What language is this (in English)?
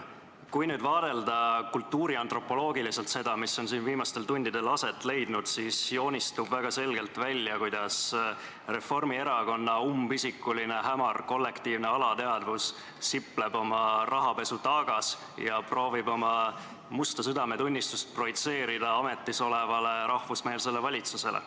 Estonian